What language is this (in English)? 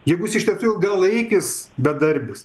Lithuanian